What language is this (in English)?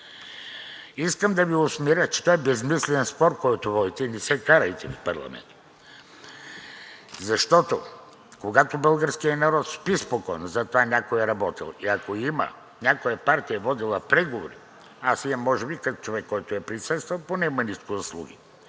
Bulgarian